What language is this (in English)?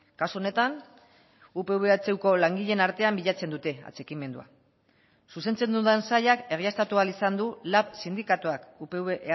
Basque